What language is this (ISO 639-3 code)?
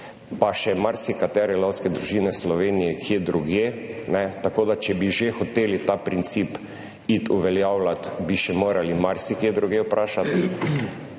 slv